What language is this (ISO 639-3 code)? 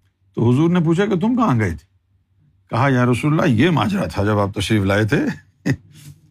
urd